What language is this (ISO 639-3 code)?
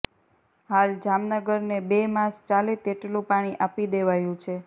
guj